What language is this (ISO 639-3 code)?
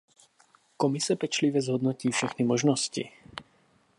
ces